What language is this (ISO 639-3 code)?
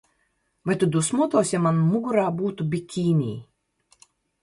lav